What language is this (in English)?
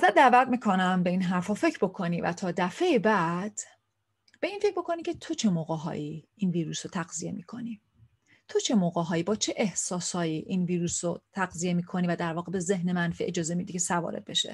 Persian